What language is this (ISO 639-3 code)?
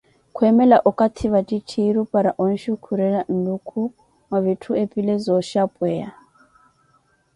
eko